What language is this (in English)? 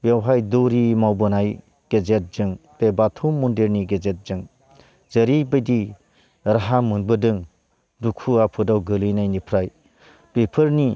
Bodo